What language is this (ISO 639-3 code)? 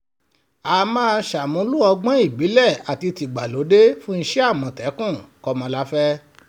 yor